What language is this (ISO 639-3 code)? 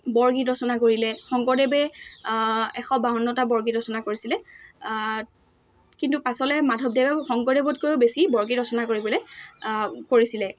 asm